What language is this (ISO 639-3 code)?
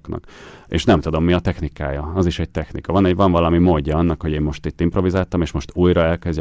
hun